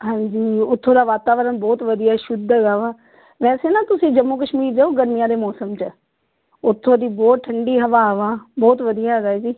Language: Punjabi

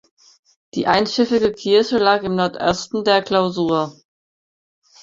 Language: German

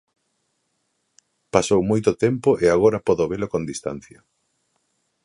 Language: Galician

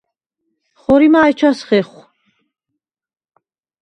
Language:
Svan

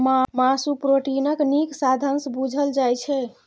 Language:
Maithili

